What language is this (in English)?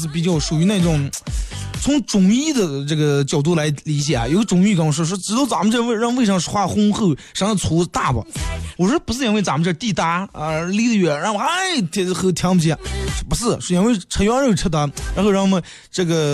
Chinese